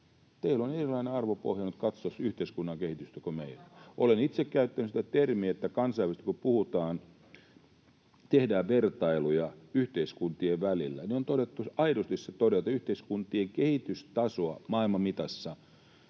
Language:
Finnish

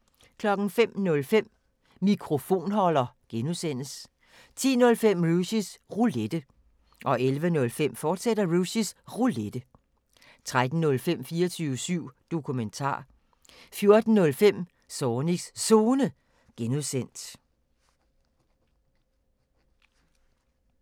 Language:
Danish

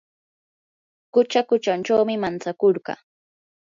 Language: Yanahuanca Pasco Quechua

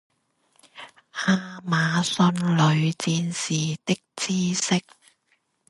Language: Chinese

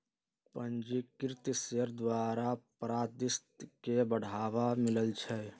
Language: Magahi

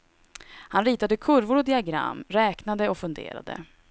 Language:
Swedish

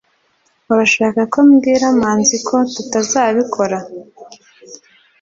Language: Kinyarwanda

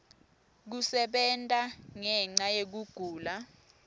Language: Swati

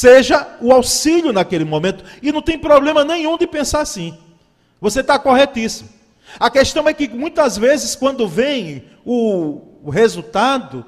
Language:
Portuguese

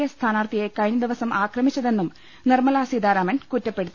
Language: Malayalam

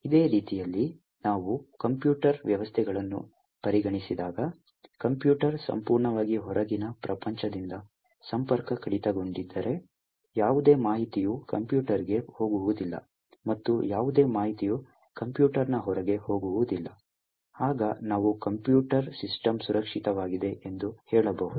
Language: Kannada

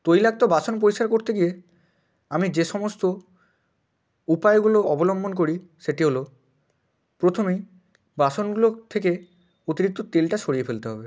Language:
Bangla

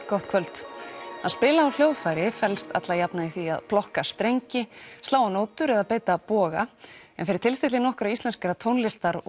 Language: Icelandic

